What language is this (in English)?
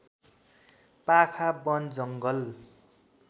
Nepali